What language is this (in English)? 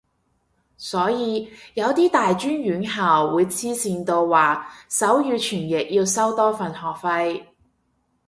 Cantonese